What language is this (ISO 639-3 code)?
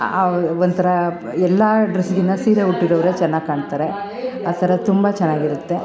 kan